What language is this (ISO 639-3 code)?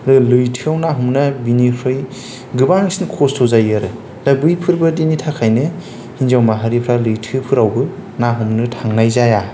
brx